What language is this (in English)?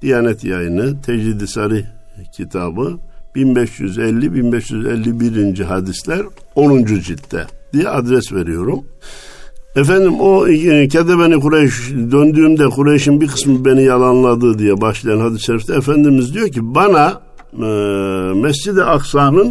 Turkish